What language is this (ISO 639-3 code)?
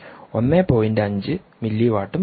mal